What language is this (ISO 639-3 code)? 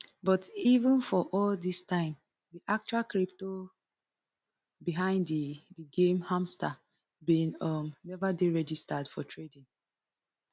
pcm